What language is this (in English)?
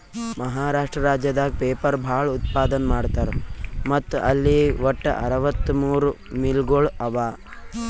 Kannada